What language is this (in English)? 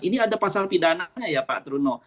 Indonesian